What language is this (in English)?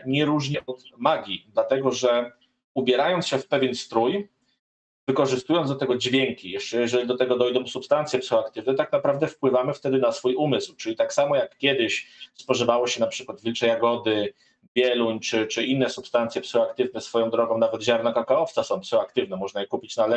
Polish